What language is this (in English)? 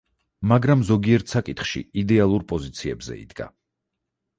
Georgian